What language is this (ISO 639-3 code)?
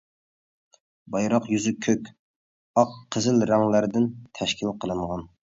uig